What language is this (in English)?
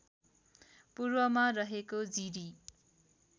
Nepali